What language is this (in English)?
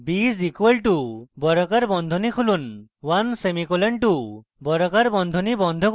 Bangla